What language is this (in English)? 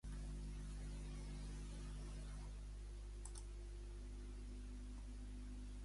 Catalan